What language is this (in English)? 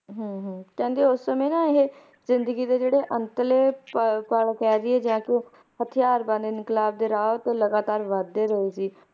Punjabi